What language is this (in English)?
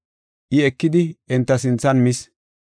Gofa